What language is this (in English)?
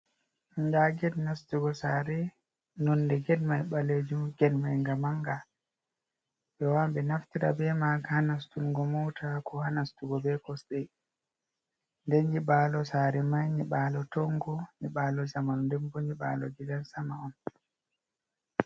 Fula